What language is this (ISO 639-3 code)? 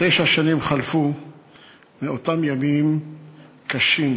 heb